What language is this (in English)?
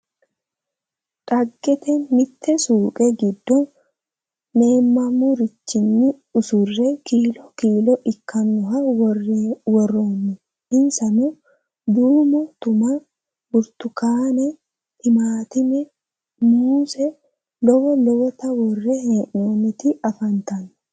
Sidamo